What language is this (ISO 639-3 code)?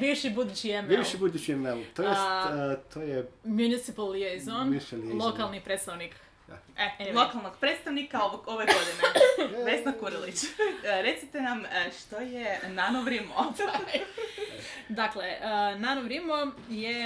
hrv